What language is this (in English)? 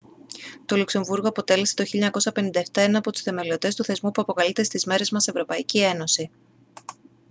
Greek